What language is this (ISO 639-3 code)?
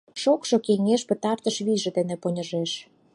chm